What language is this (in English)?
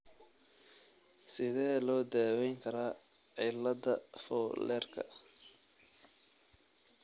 Somali